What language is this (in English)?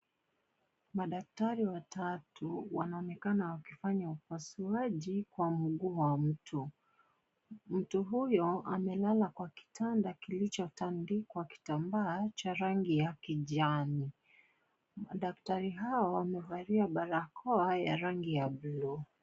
Swahili